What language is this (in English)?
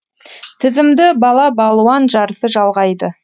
Kazakh